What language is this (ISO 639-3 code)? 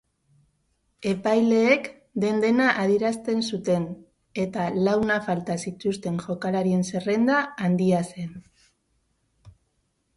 eus